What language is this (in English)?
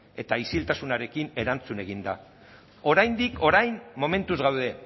Basque